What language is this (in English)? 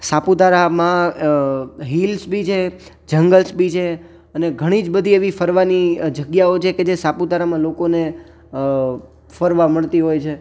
Gujarati